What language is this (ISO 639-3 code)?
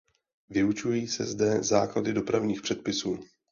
ces